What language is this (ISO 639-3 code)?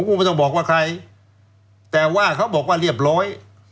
tha